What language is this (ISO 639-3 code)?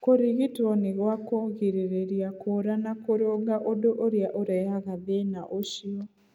kik